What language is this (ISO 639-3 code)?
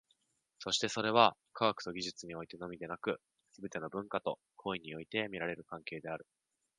jpn